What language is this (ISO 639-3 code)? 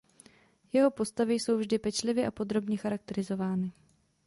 ces